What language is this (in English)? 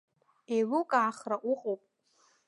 Abkhazian